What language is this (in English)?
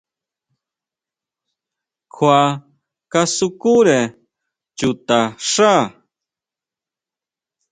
Huautla Mazatec